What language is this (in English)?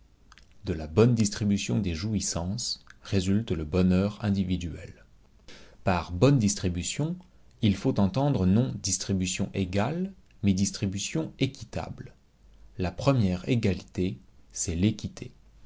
French